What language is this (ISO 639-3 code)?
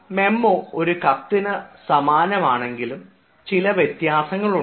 mal